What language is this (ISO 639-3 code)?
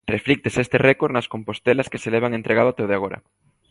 glg